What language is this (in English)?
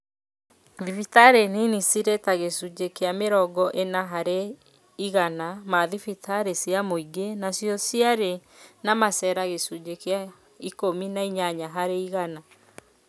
Kikuyu